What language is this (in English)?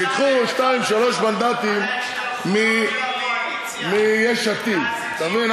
Hebrew